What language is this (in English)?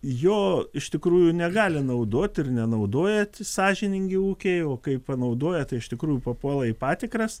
Lithuanian